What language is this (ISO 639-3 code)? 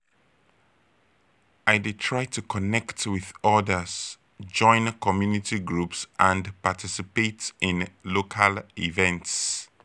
pcm